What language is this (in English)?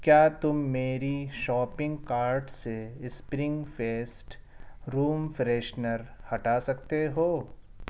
Urdu